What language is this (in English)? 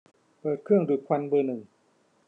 Thai